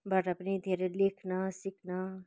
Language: Nepali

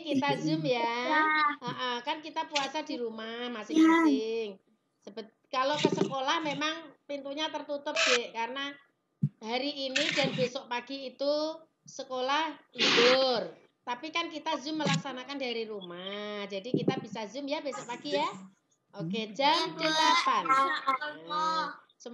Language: Indonesian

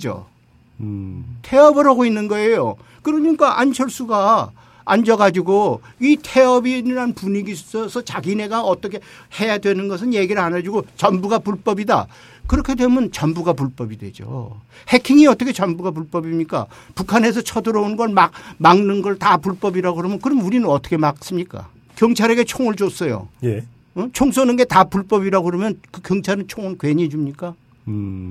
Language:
Korean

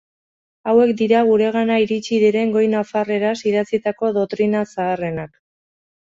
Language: Basque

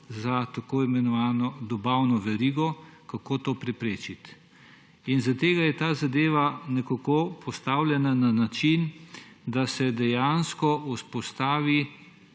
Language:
Slovenian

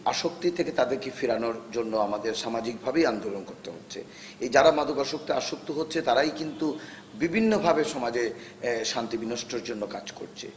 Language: Bangla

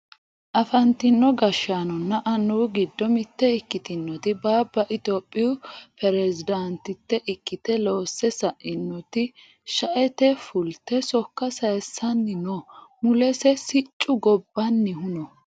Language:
Sidamo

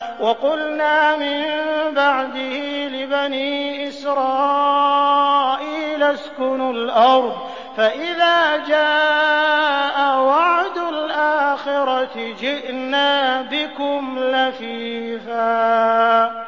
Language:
Arabic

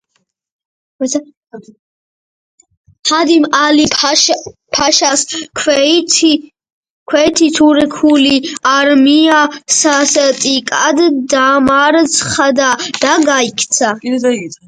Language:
Georgian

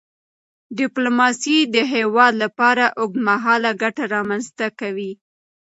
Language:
Pashto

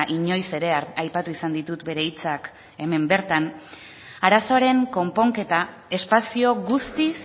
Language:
Basque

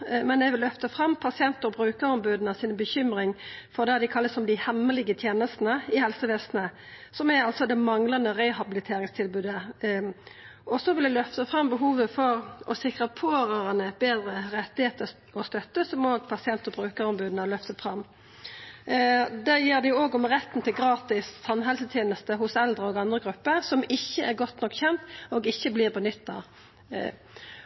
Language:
Norwegian Nynorsk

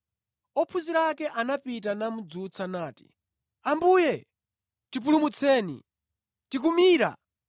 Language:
Nyanja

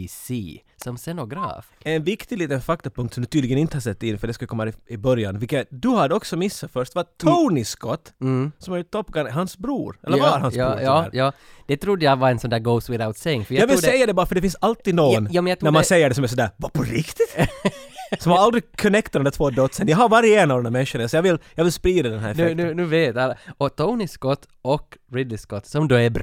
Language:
Swedish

